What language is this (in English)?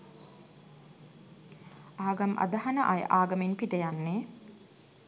Sinhala